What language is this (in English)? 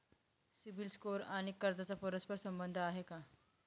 Marathi